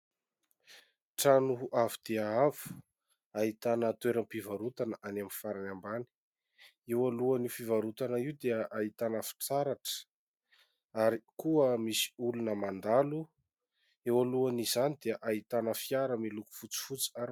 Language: Malagasy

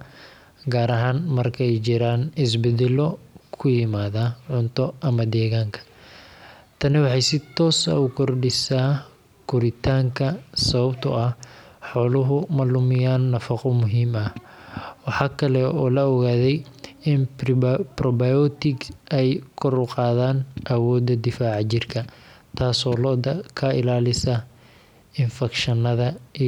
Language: Somali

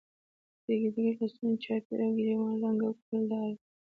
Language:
Pashto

